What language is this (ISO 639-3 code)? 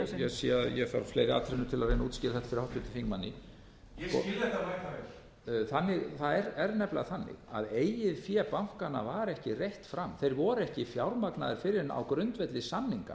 isl